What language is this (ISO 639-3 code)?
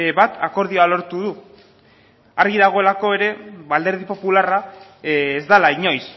eus